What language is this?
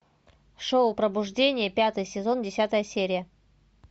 Russian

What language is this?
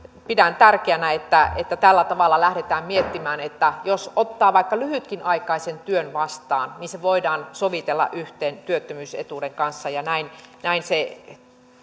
Finnish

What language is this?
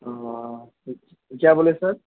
Urdu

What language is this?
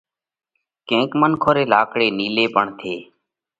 Parkari Koli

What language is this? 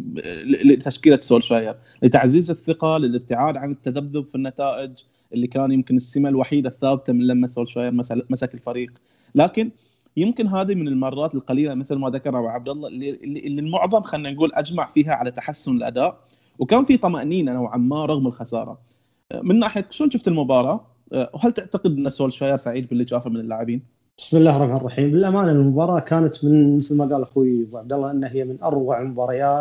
Arabic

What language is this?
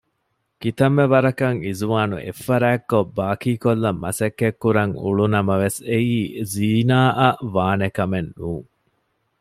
Divehi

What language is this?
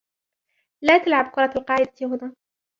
Arabic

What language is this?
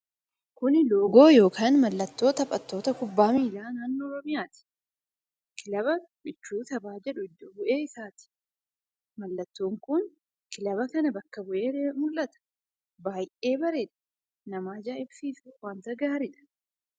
Oromo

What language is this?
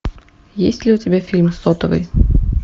Russian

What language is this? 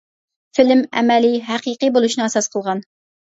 Uyghur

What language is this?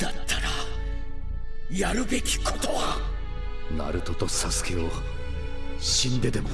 Japanese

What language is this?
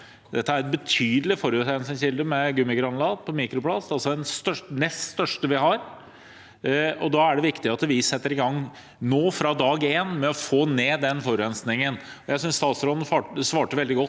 Norwegian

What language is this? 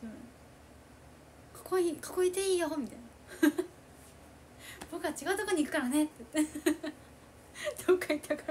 Japanese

